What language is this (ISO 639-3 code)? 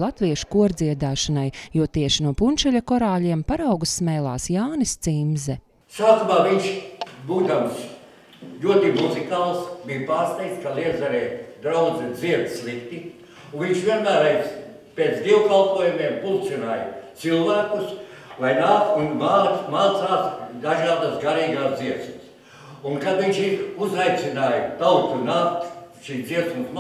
lav